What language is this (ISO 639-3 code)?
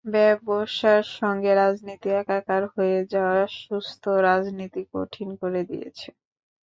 ben